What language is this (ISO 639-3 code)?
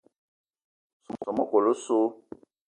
eto